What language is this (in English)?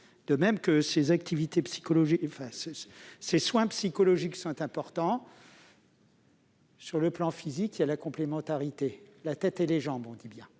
French